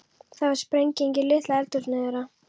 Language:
Icelandic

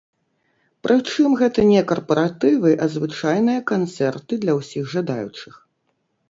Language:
Belarusian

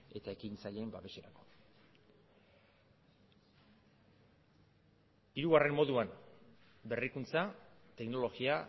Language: Basque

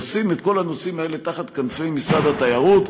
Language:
Hebrew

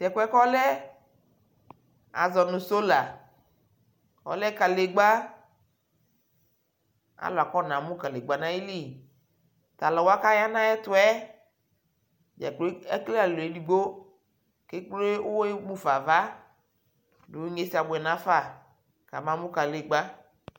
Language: Ikposo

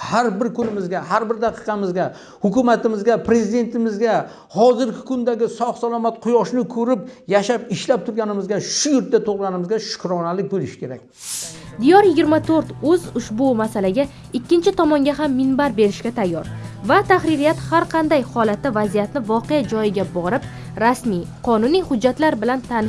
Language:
Turkish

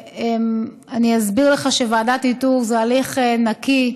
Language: Hebrew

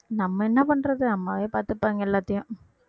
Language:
Tamil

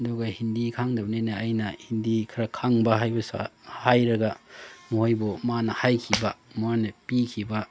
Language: Manipuri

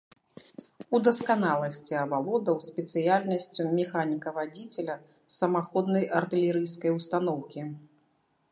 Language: Belarusian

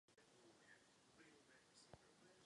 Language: Czech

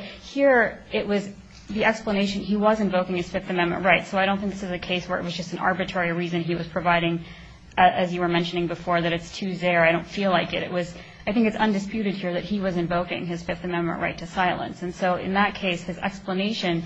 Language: English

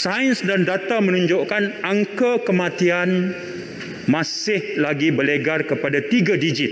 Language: Malay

